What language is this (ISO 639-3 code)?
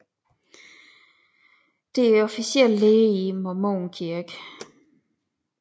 dan